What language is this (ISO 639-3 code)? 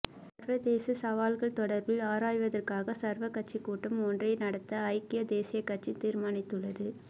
tam